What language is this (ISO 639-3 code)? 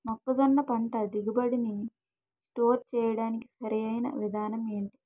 tel